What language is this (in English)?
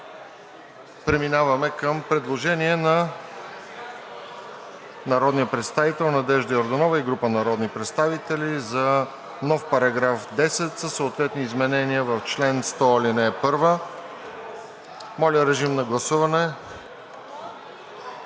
Bulgarian